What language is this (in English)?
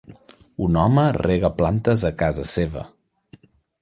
Catalan